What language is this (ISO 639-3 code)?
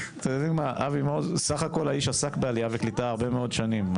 heb